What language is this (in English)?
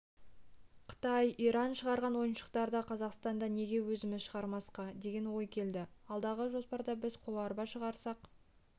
Kazakh